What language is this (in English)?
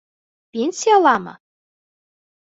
Bashkir